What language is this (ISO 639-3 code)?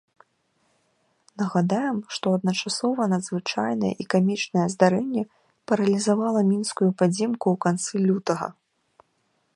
bel